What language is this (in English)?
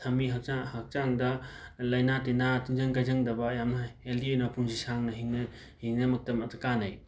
Manipuri